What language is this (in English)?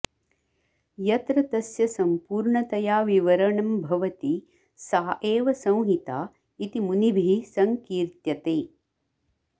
Sanskrit